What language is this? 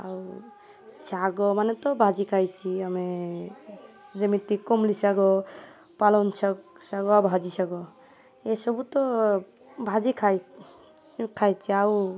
Odia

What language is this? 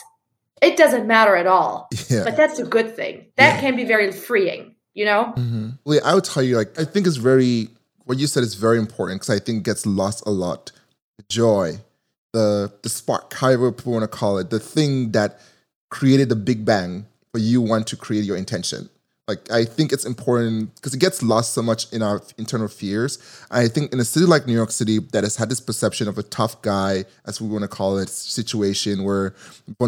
English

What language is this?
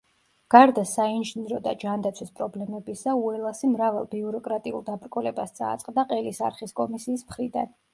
Georgian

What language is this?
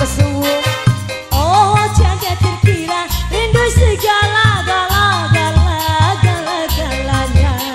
Indonesian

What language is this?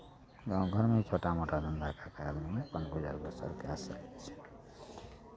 Maithili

